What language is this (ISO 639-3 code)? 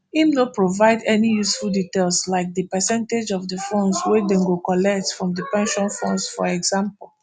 pcm